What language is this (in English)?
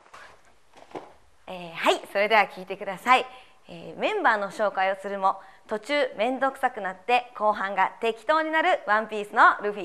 Japanese